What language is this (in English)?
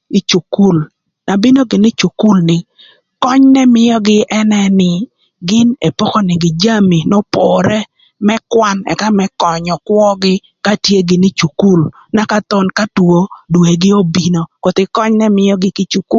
Thur